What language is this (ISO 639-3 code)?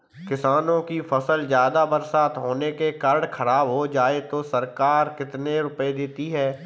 hin